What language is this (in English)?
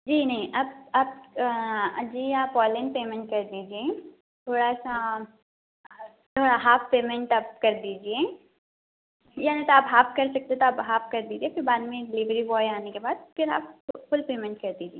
Urdu